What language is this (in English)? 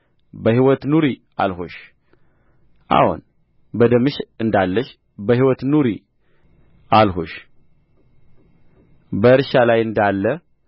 Amharic